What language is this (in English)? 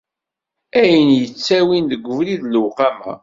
Kabyle